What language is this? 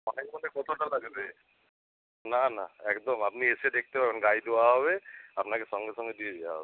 Bangla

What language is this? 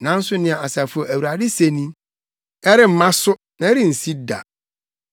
Akan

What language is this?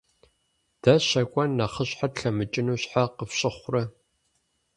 Kabardian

